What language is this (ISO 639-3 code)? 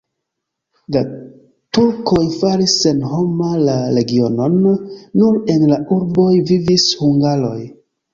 epo